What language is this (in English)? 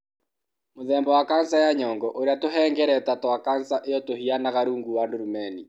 Kikuyu